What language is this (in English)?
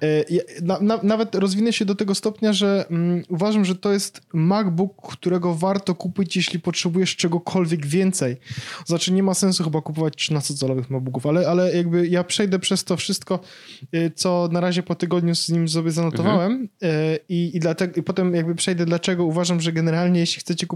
Polish